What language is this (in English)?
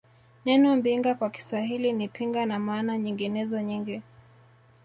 Swahili